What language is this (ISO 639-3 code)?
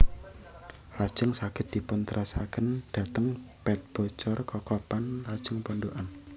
jav